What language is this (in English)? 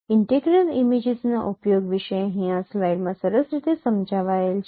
Gujarati